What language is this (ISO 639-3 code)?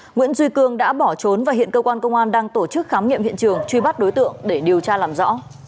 vie